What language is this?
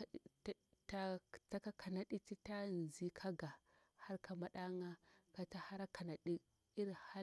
Bura-Pabir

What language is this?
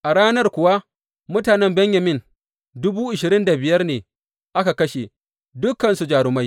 Hausa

